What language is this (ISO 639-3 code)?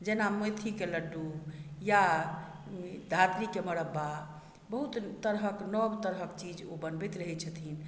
mai